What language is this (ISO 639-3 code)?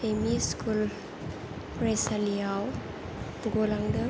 brx